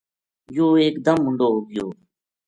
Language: Gujari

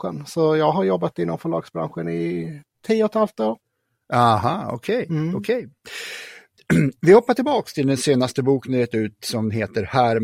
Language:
Swedish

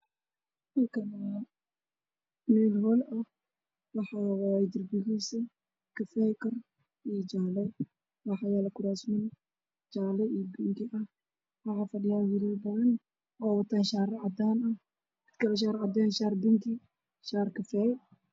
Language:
Somali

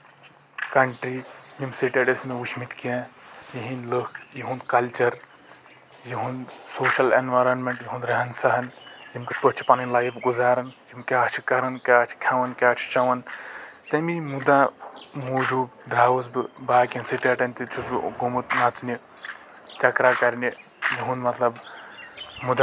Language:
Kashmiri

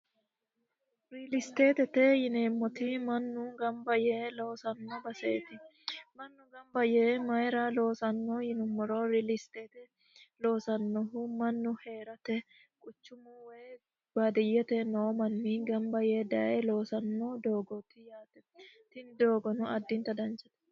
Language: Sidamo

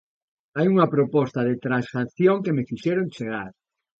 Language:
Galician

